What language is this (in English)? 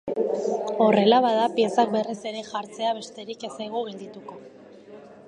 Basque